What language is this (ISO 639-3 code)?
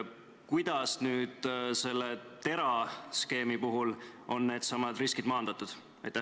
est